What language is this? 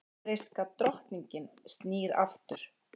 Icelandic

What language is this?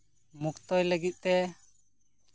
Santali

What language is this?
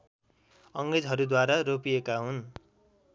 Nepali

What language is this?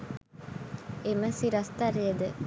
Sinhala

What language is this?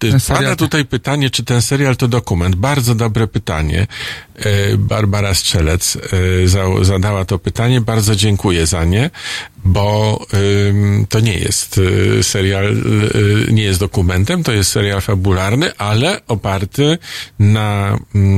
Polish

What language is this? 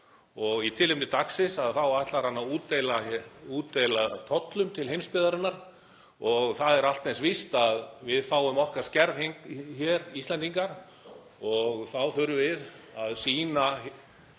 Icelandic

